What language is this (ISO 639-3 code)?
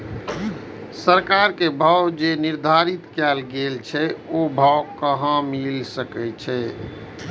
mai